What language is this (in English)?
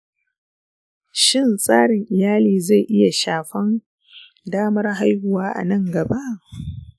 Hausa